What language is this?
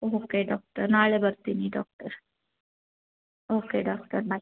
Kannada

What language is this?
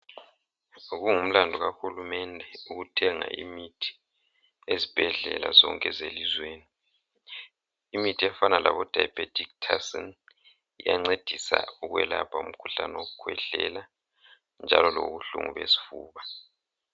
North Ndebele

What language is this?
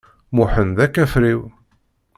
Kabyle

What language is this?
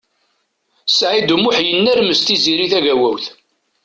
Kabyle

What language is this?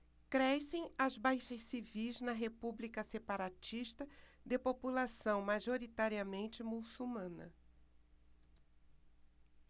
Portuguese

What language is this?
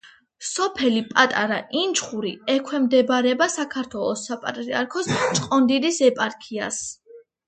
Georgian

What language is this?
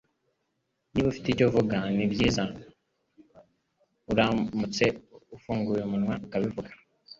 Kinyarwanda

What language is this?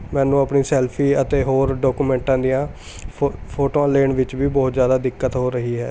Punjabi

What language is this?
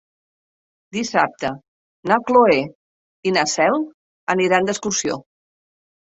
Catalan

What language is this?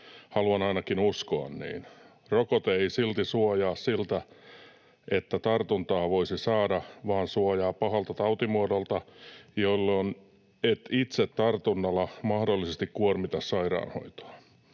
Finnish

